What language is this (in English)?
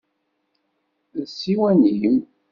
Kabyle